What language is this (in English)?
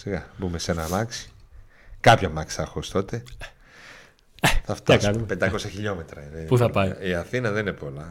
Greek